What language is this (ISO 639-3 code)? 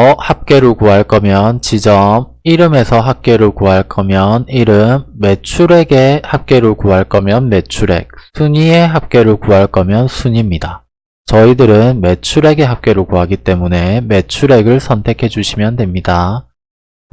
kor